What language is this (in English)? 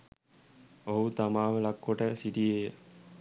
Sinhala